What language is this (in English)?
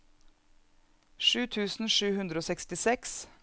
Norwegian